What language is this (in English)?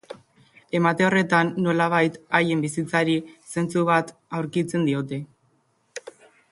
Basque